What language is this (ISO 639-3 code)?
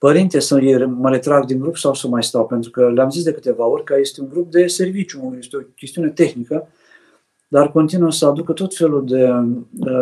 ron